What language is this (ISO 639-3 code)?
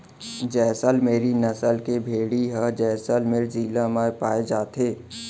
hne